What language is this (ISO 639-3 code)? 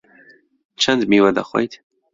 ckb